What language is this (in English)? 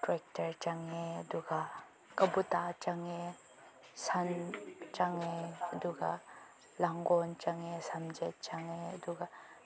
Manipuri